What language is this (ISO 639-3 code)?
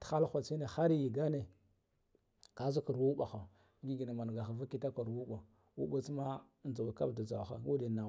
gdf